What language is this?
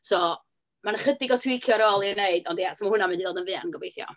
Welsh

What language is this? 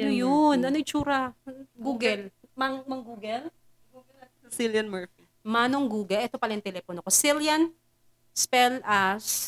Filipino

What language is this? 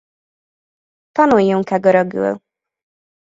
Hungarian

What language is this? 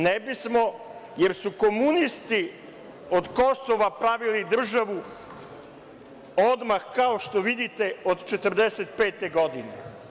Serbian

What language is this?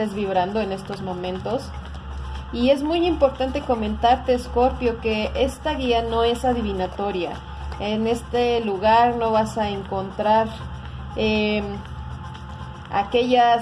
Spanish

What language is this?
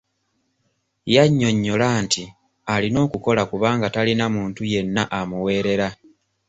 Ganda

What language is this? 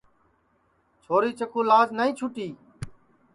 Sansi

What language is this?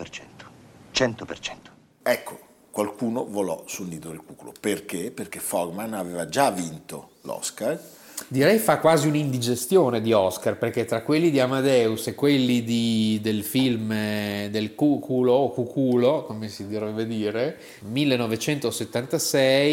Italian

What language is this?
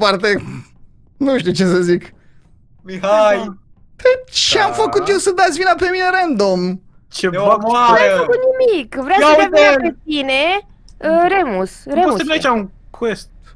Romanian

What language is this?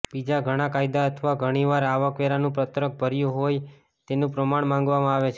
Gujarati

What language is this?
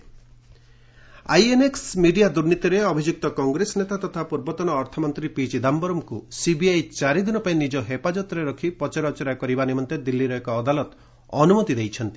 Odia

